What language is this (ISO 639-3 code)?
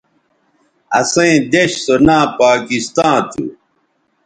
btv